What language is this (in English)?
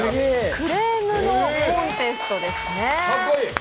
Japanese